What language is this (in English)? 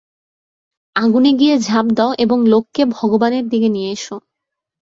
Bangla